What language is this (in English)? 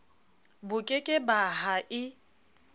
Southern Sotho